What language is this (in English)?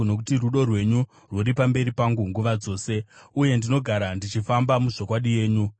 Shona